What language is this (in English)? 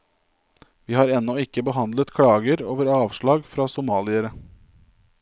Norwegian